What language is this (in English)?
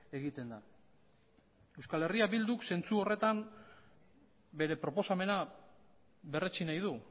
Basque